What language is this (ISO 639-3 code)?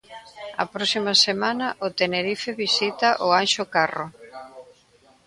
glg